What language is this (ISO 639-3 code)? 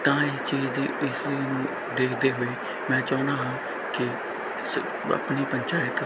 pan